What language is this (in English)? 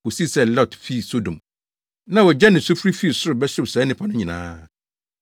Akan